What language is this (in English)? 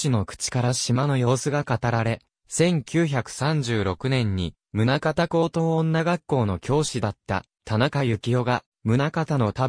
Japanese